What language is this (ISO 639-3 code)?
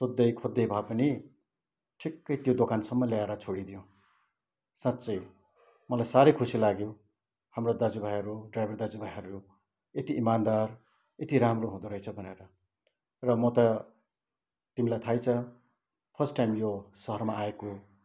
nep